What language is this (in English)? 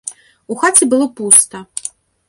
Belarusian